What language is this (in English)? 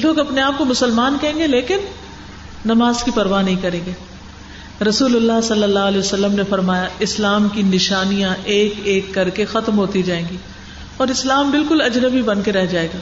Urdu